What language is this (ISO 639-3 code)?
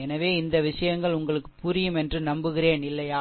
tam